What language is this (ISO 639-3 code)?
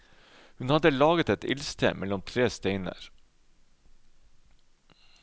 nor